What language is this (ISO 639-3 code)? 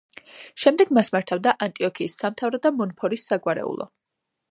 kat